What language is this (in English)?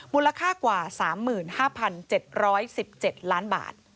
Thai